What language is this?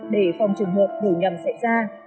Vietnamese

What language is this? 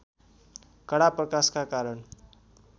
Nepali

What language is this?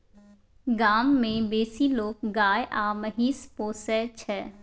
Maithili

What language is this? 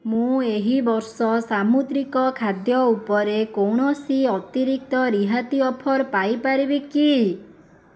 Odia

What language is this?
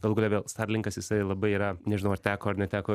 Lithuanian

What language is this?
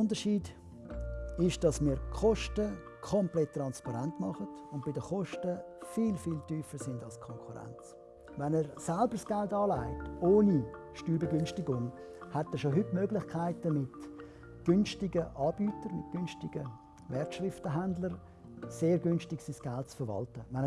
German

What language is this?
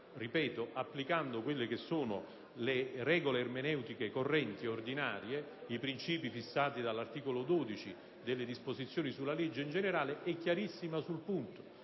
Italian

